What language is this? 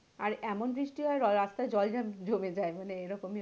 Bangla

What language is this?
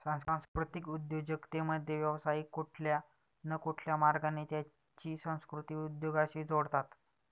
Marathi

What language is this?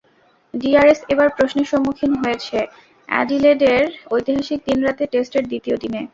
Bangla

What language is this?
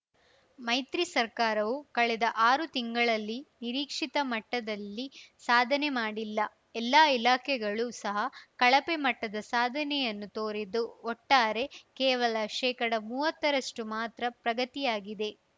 Kannada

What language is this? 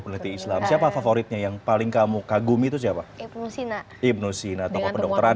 Indonesian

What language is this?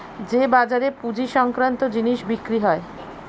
Bangla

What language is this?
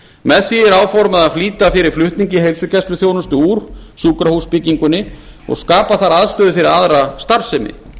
Icelandic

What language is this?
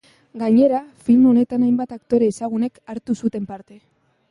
Basque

